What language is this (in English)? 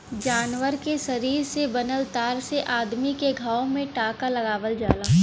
Bhojpuri